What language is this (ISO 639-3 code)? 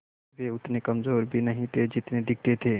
hin